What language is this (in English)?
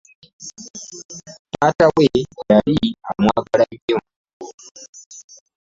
Ganda